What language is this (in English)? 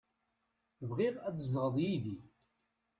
Kabyle